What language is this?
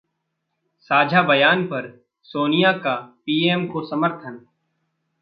Hindi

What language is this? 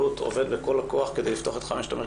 Hebrew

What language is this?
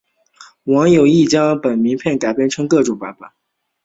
Chinese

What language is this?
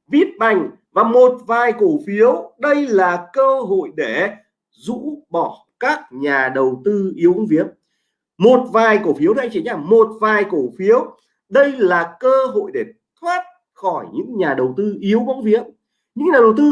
Vietnamese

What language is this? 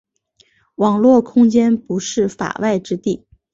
Chinese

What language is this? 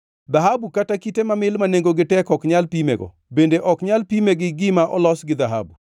Luo (Kenya and Tanzania)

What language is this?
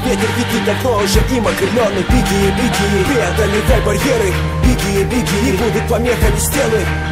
Russian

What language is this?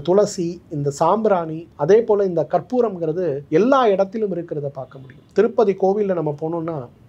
Tamil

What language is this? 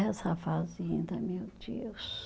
Portuguese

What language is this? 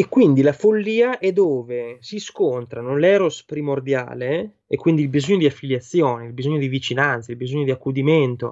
Italian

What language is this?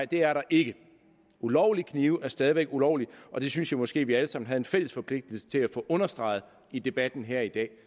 Danish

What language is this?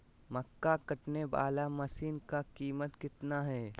Magahi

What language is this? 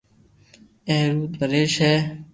Loarki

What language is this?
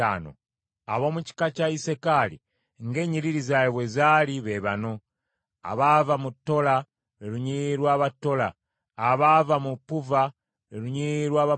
Ganda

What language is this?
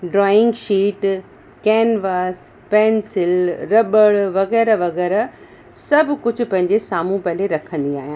Sindhi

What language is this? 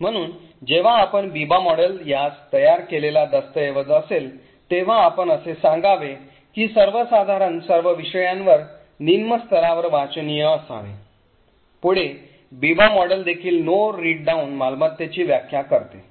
Marathi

